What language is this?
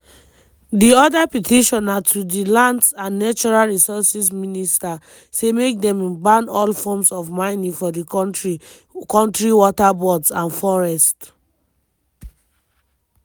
Nigerian Pidgin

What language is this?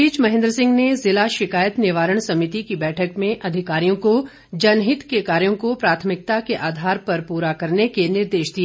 Hindi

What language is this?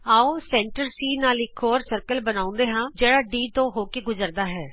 Punjabi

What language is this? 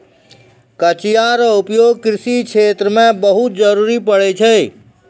Maithili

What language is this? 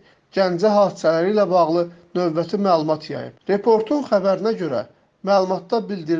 Azerbaijani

